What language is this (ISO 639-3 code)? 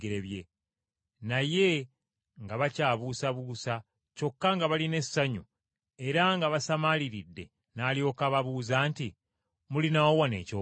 lug